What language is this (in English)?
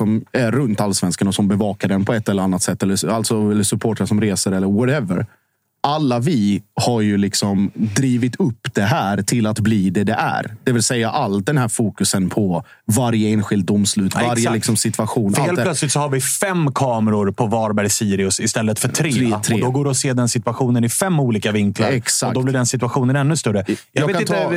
Swedish